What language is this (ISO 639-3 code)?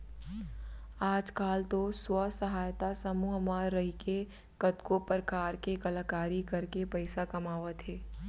hne